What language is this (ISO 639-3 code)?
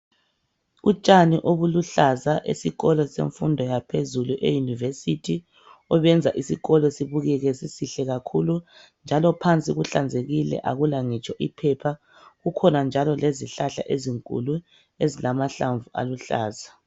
nde